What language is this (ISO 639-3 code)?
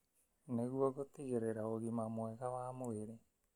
kik